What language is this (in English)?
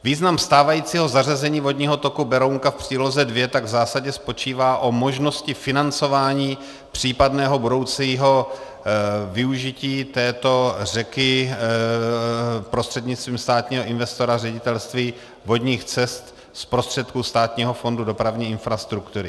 Czech